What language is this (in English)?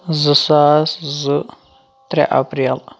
Kashmiri